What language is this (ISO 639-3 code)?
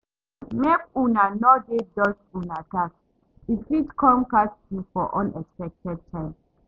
pcm